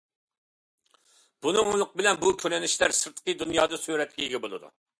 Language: Uyghur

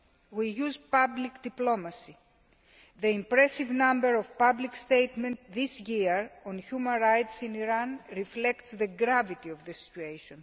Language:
English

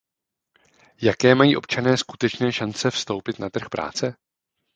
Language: Czech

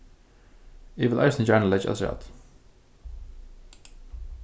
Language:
Faroese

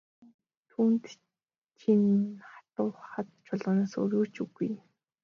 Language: Mongolian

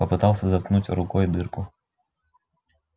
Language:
Russian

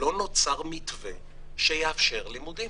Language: Hebrew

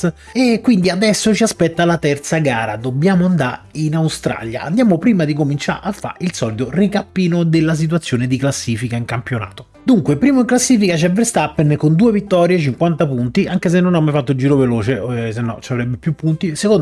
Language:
Italian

